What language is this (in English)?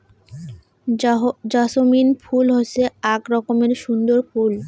Bangla